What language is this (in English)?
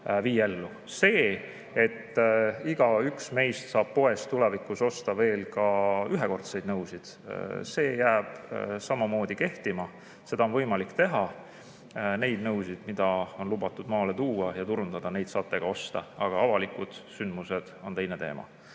Estonian